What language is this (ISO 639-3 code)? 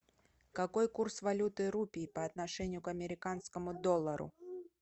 rus